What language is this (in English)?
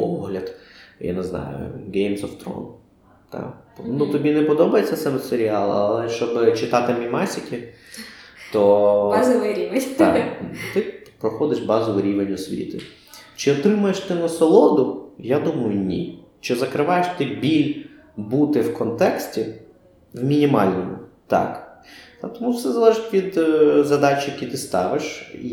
Ukrainian